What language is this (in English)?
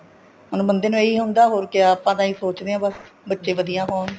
Punjabi